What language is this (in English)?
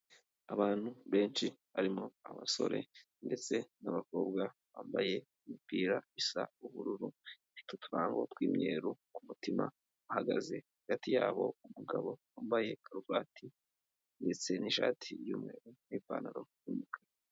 Kinyarwanda